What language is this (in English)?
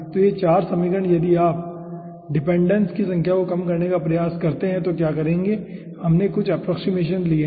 Hindi